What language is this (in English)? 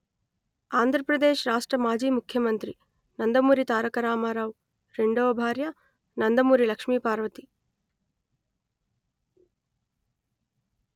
Telugu